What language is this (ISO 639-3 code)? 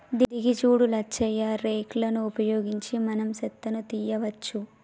tel